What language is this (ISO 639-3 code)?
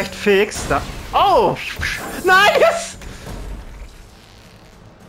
deu